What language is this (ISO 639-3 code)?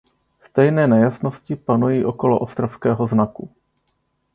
ces